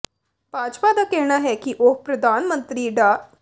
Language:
Punjabi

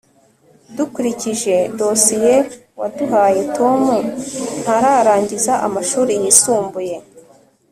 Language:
Kinyarwanda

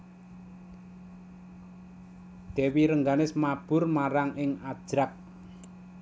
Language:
Javanese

